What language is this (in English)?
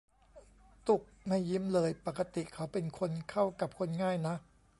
Thai